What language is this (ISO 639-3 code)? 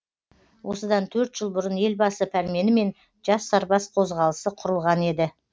kaz